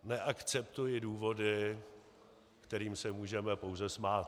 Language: Czech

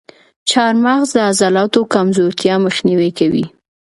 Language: Pashto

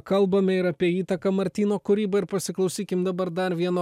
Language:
Lithuanian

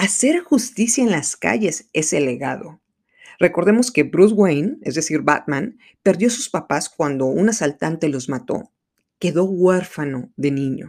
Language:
Spanish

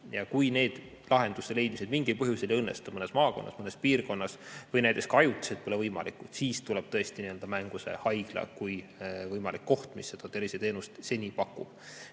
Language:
Estonian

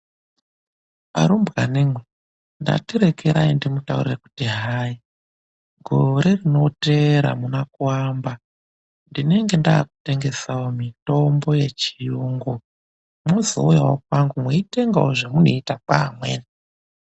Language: Ndau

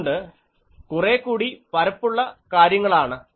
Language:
Malayalam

